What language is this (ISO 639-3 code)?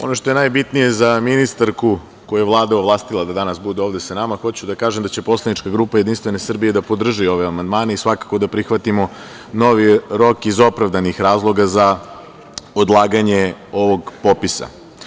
srp